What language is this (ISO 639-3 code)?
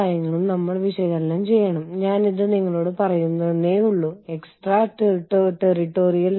mal